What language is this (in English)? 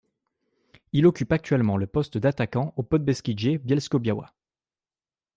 French